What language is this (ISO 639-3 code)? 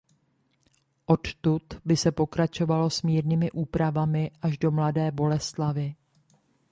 ces